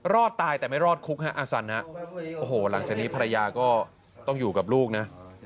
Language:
Thai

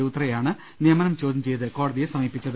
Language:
Malayalam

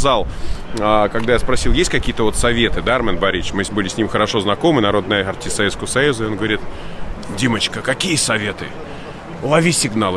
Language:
Russian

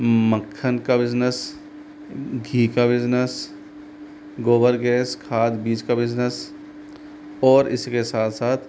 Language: Hindi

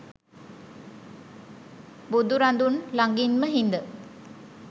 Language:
Sinhala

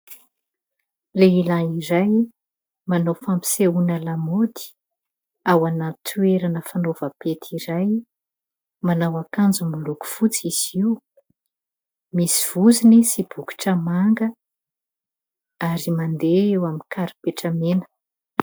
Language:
Malagasy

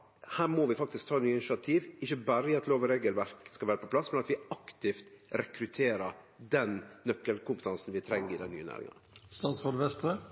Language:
Norwegian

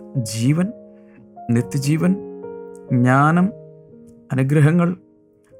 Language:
Malayalam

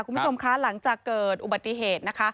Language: Thai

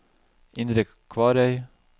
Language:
Norwegian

